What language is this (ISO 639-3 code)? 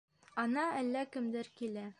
bak